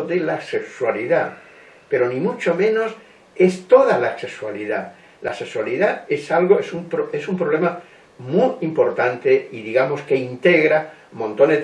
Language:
Spanish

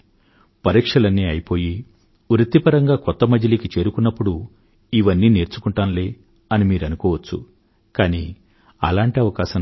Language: Telugu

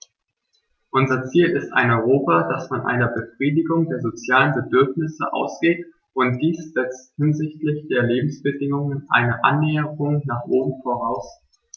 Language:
German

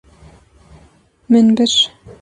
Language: Kurdish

